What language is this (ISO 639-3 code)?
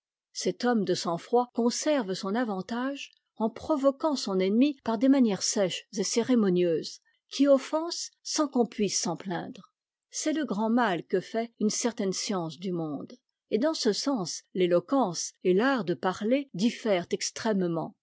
fra